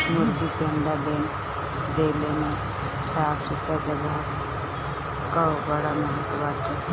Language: Bhojpuri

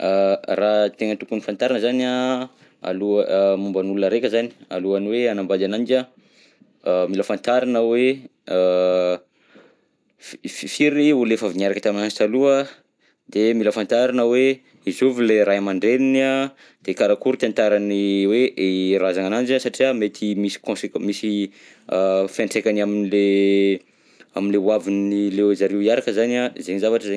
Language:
Southern Betsimisaraka Malagasy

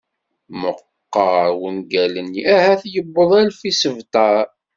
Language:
Kabyle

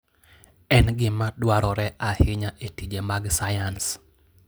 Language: Luo (Kenya and Tanzania)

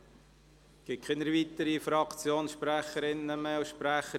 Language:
Swiss German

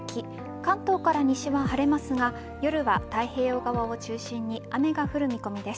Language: Japanese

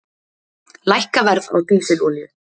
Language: Icelandic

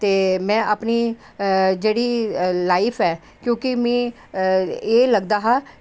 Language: Dogri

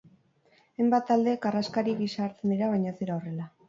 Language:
Basque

